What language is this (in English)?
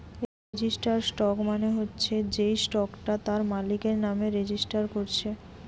Bangla